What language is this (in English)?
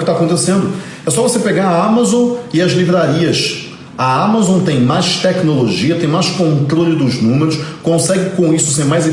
Portuguese